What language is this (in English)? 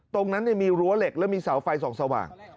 Thai